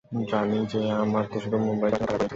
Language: Bangla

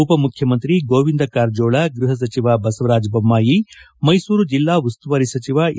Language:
Kannada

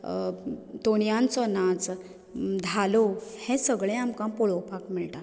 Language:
Konkani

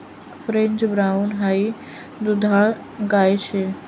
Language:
Marathi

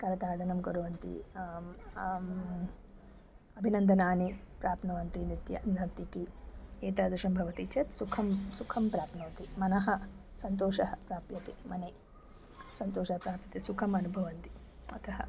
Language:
Sanskrit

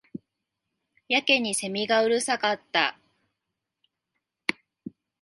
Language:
Japanese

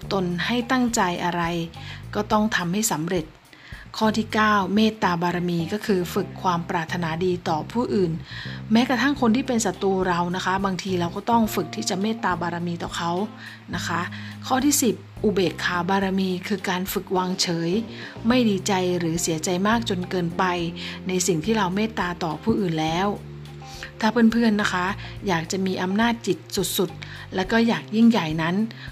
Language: Thai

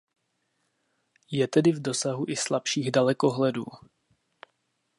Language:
Czech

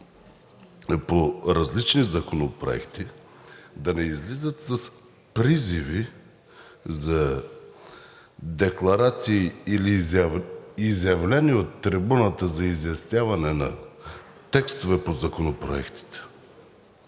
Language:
Bulgarian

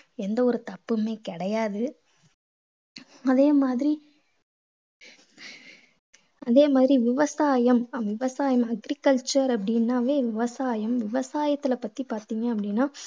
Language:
Tamil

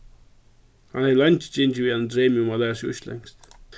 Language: Faroese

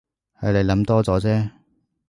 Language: Cantonese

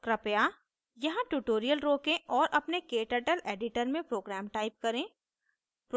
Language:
Hindi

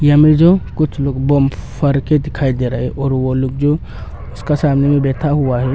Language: Hindi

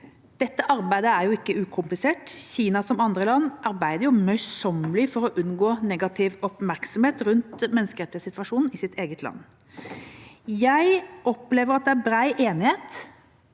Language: Norwegian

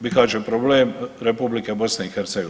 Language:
Croatian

